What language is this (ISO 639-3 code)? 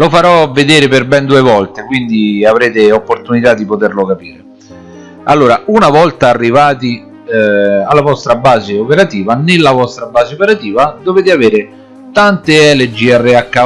ita